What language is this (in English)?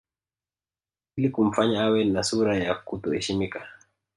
Swahili